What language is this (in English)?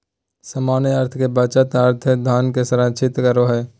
Magahi